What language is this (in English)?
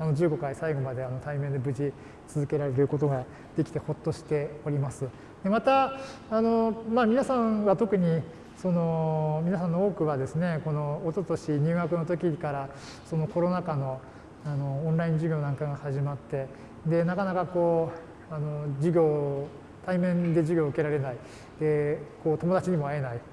Japanese